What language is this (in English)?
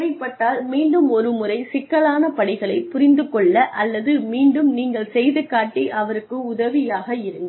Tamil